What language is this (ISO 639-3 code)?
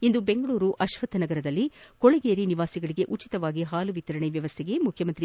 kan